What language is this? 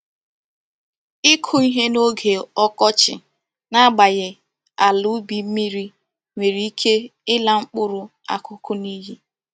Igbo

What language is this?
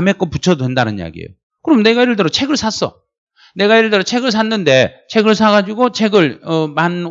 Korean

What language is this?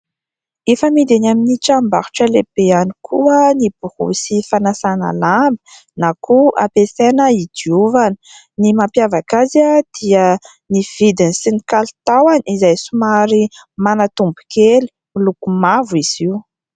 Malagasy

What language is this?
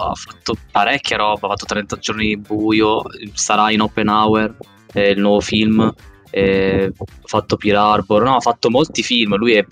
Italian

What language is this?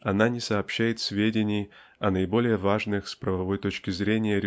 Russian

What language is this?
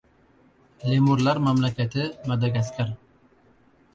Uzbek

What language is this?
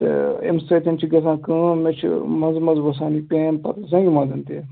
Kashmiri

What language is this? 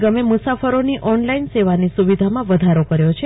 Gujarati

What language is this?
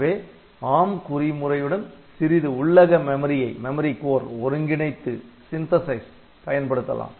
Tamil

